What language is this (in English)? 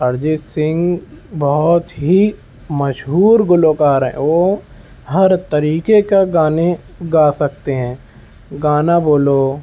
Urdu